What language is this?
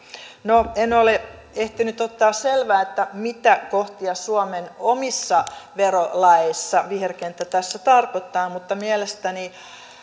Finnish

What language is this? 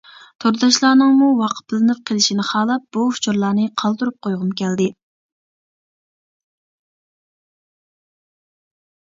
Uyghur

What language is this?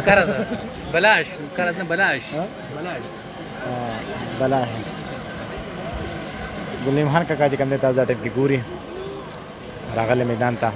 Arabic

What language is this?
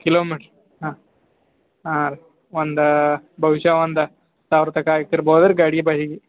Kannada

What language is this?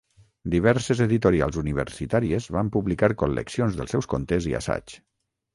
Catalan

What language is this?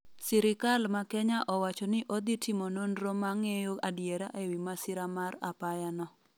Luo (Kenya and Tanzania)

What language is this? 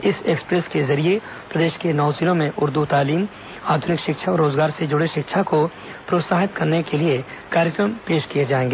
Hindi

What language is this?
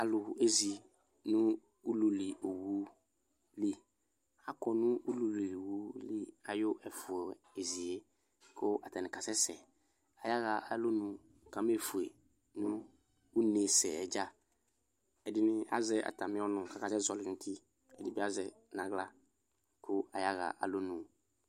Ikposo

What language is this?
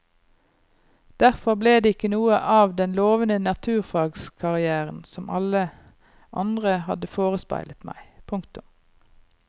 Norwegian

